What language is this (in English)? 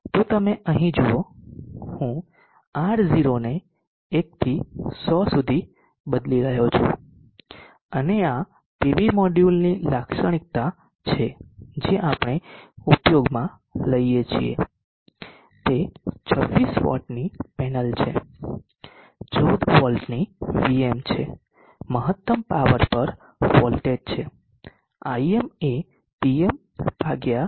Gujarati